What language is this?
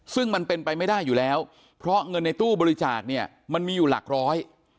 Thai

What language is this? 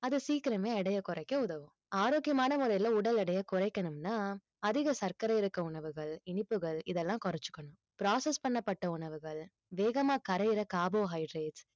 Tamil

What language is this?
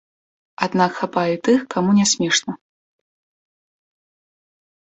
Belarusian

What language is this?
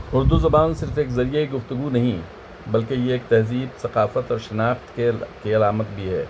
Urdu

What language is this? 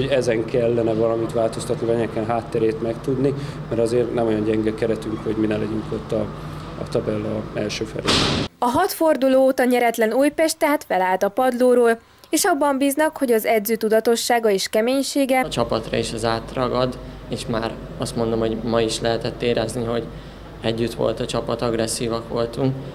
Hungarian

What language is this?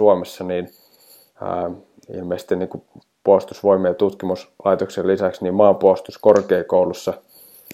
Finnish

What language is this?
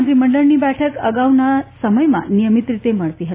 Gujarati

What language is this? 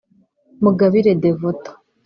Kinyarwanda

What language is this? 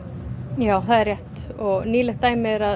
Icelandic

